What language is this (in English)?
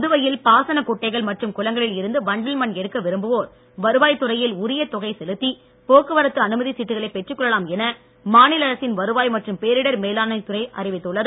Tamil